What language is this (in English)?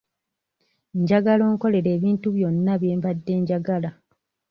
Ganda